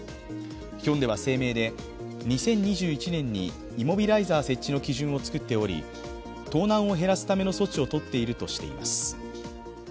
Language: Japanese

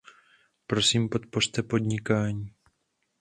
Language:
Czech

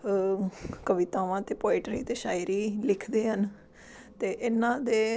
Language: Punjabi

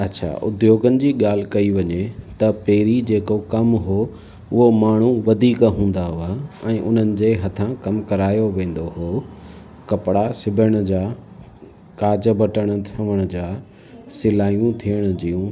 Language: Sindhi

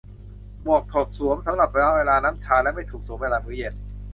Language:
Thai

